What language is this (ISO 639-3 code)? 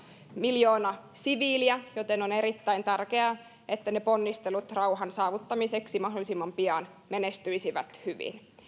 fin